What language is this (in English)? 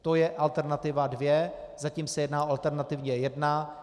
Czech